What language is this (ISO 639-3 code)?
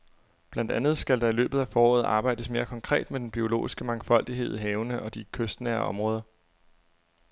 dan